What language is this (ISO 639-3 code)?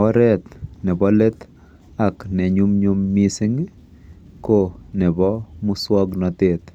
kln